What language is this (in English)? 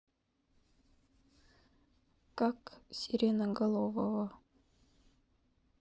Russian